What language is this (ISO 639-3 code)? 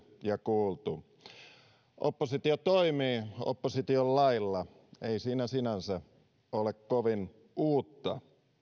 fin